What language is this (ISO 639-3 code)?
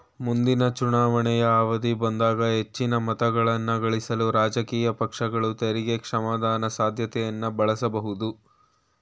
kan